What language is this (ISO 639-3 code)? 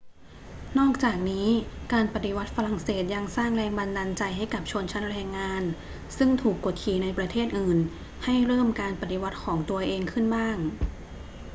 tha